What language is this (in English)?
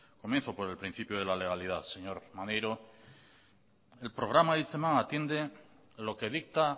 Spanish